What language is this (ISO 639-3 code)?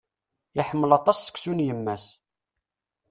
kab